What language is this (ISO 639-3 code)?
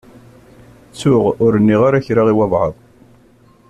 kab